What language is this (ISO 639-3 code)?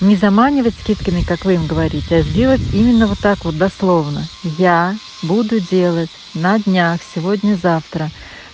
rus